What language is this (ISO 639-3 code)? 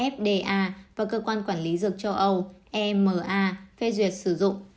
vie